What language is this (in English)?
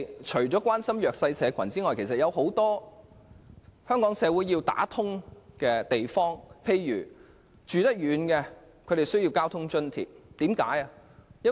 Cantonese